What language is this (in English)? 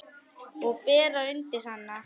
Icelandic